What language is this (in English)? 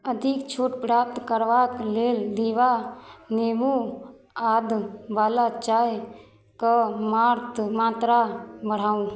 Maithili